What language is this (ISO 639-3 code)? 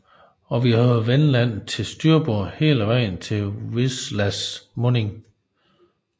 dan